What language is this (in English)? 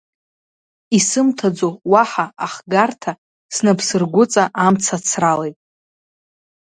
Abkhazian